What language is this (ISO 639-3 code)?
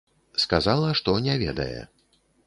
bel